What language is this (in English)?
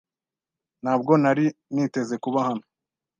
Kinyarwanda